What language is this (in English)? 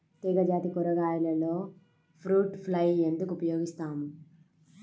Telugu